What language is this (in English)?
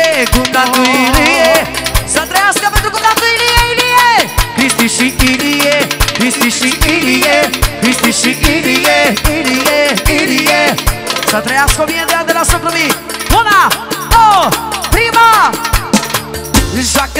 Romanian